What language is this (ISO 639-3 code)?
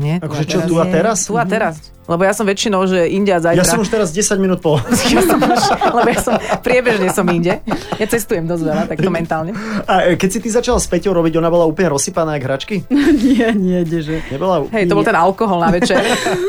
slk